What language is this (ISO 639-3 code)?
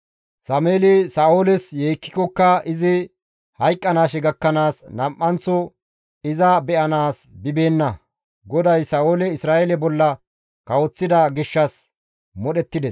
gmv